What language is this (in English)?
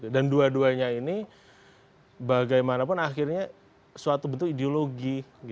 Indonesian